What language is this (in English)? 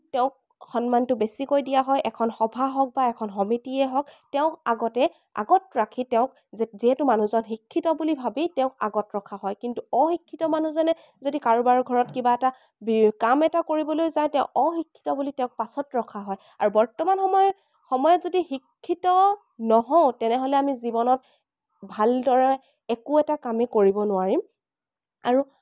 Assamese